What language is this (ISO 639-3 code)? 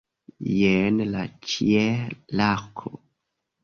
epo